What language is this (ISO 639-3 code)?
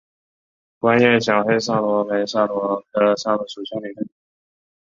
zho